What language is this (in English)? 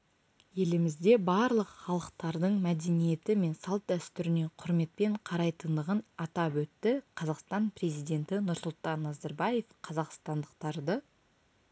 Kazakh